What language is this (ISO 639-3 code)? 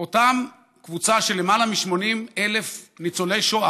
heb